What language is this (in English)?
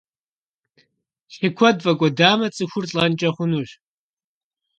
Kabardian